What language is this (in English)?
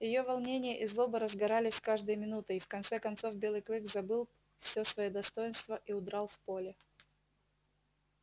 Russian